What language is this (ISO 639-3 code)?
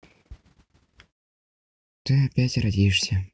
rus